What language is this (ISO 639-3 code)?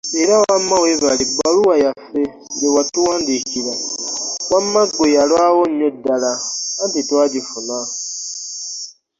lug